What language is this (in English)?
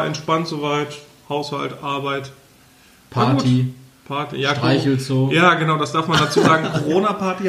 German